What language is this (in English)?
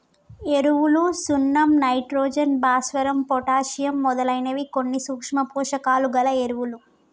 Telugu